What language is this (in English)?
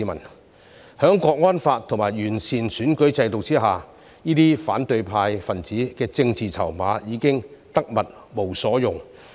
Cantonese